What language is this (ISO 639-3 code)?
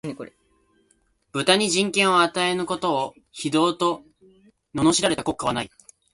jpn